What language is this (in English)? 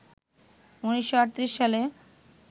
Bangla